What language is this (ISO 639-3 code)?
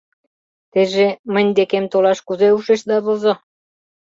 chm